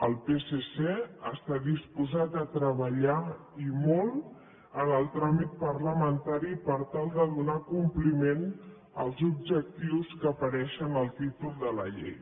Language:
Catalan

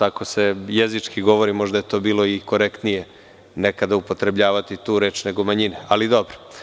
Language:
Serbian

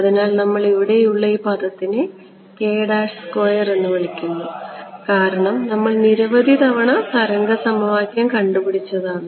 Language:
Malayalam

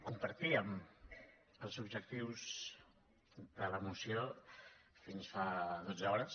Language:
Catalan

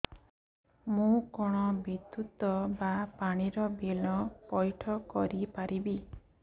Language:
Odia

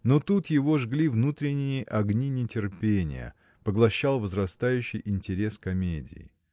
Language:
Russian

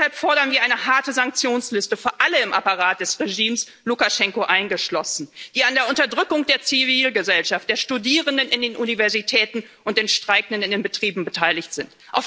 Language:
German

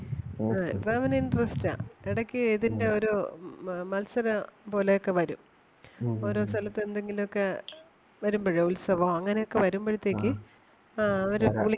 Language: Malayalam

